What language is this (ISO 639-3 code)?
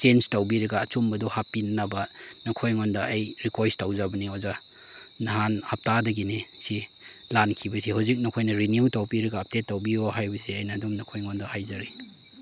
mni